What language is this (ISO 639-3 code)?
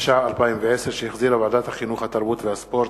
heb